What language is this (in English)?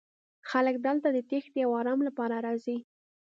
Pashto